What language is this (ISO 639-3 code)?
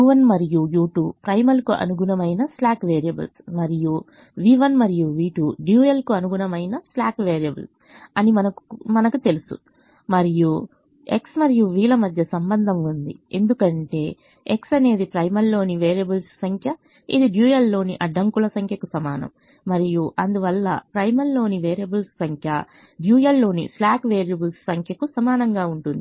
tel